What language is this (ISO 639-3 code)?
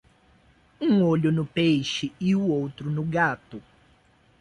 por